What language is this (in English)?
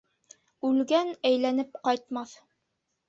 Bashkir